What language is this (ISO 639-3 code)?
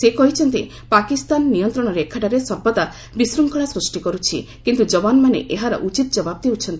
ori